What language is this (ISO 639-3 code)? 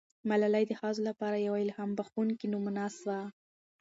pus